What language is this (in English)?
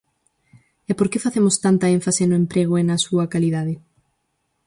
Galician